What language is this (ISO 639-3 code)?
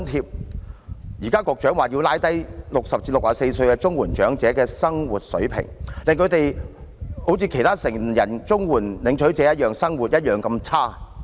yue